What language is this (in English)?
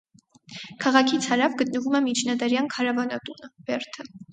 Armenian